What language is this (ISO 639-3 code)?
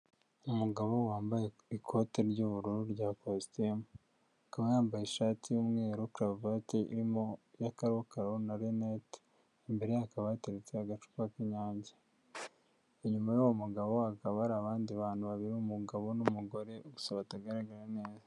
kin